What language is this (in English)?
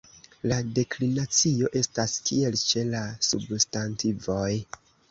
Esperanto